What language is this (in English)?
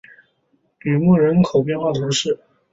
Chinese